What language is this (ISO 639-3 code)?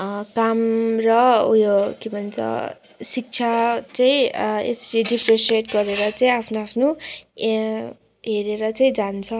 nep